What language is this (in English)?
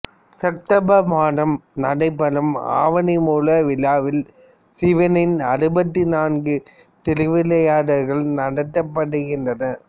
Tamil